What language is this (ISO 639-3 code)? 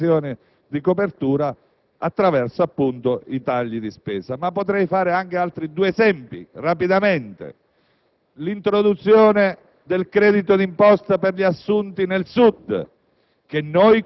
ita